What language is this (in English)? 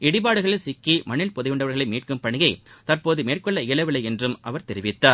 Tamil